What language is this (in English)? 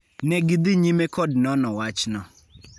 Luo (Kenya and Tanzania)